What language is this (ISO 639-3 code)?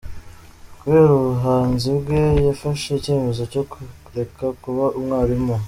kin